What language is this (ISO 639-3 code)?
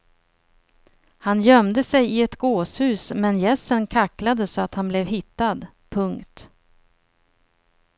swe